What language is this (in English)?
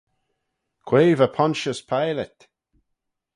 Manx